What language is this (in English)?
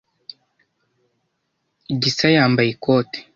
Kinyarwanda